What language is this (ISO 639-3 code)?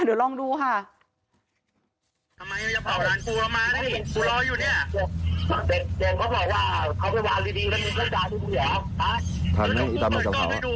tha